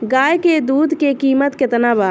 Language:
Bhojpuri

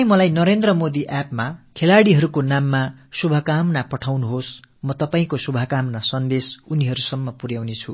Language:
Tamil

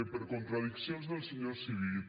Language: Catalan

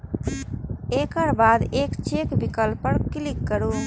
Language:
Maithili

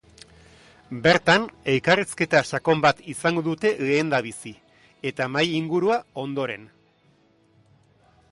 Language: Basque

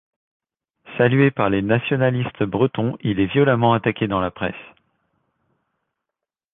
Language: French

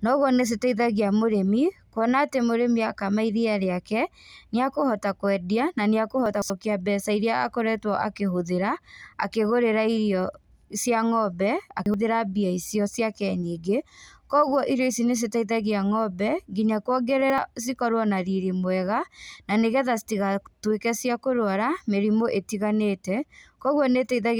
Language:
Kikuyu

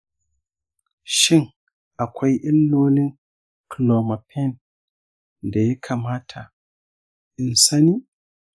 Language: Hausa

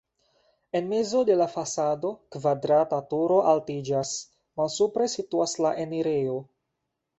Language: Esperanto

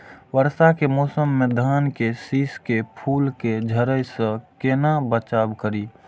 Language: Maithili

